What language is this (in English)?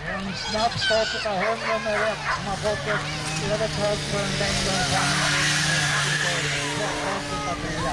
Swedish